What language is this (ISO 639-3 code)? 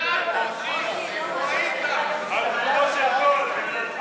heb